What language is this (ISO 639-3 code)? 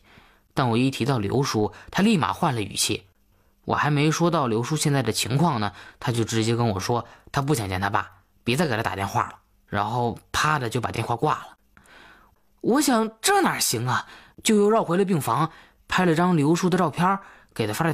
zho